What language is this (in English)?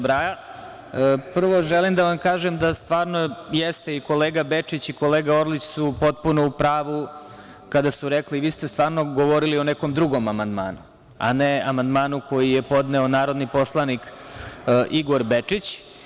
Serbian